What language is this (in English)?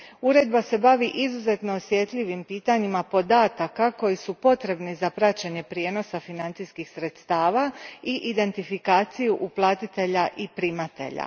Croatian